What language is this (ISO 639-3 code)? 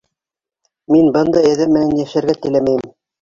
bak